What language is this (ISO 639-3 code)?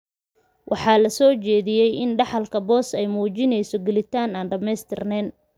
som